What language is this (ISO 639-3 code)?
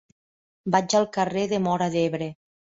cat